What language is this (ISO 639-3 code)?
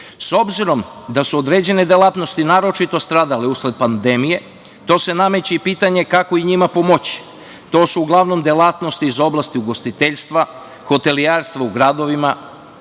srp